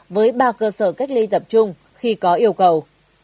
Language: Vietnamese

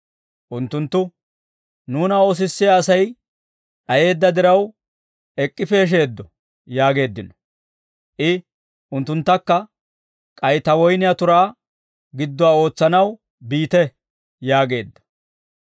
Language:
Dawro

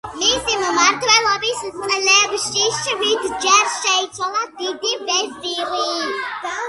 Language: Georgian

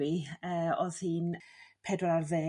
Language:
Welsh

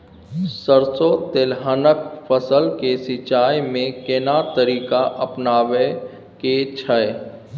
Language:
Maithili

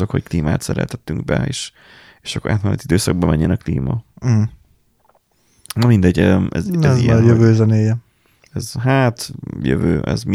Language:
Hungarian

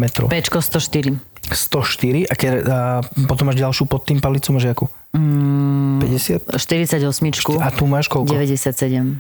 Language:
Slovak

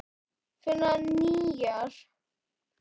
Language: Icelandic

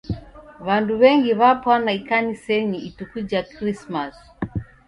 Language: Taita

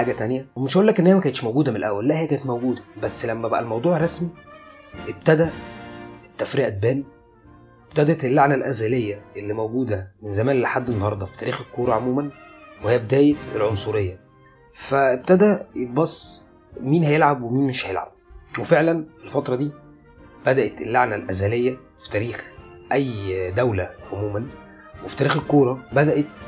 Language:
Arabic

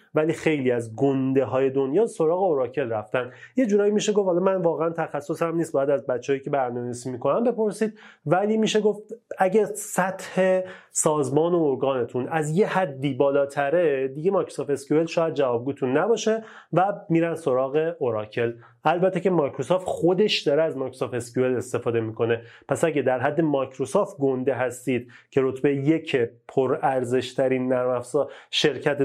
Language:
Persian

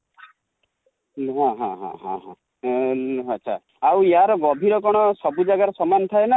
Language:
Odia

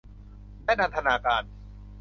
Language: Thai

